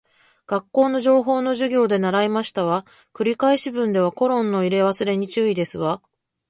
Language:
Japanese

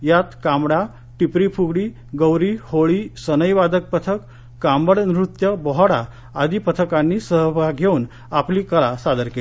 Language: Marathi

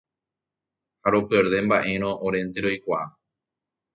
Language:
Guarani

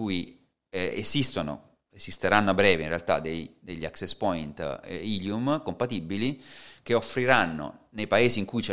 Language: Italian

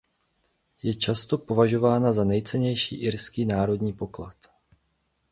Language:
Czech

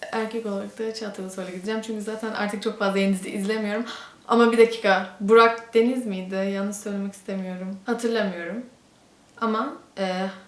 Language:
Turkish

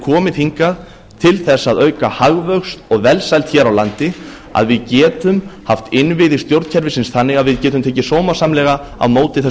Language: Icelandic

